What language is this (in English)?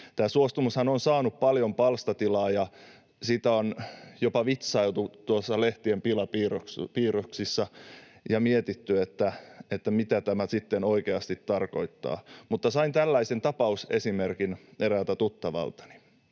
Finnish